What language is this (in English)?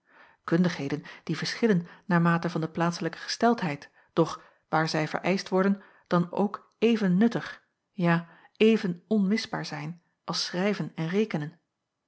Dutch